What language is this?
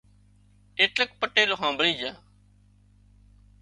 Wadiyara Koli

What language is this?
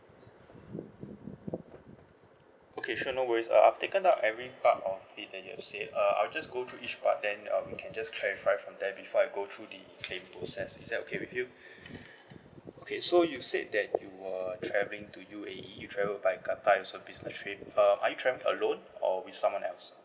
English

